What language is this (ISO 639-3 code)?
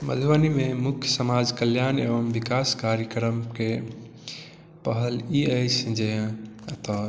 mai